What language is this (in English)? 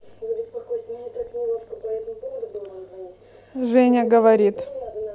Russian